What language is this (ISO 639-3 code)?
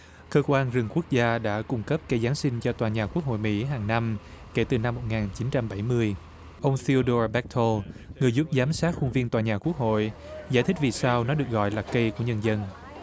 vie